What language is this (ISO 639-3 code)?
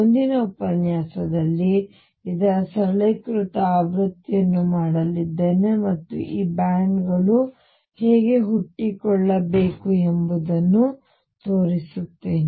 kan